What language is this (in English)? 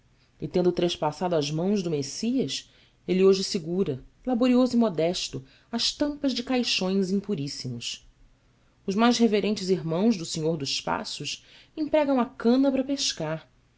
Portuguese